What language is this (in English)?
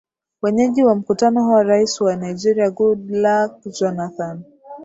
Swahili